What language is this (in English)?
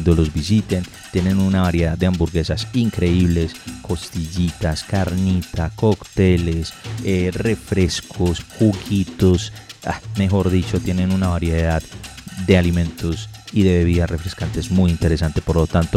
Spanish